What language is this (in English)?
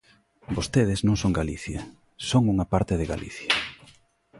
Galician